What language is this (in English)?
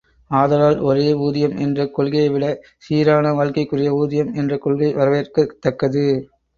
Tamil